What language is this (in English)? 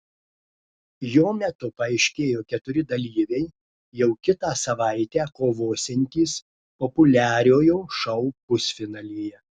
Lithuanian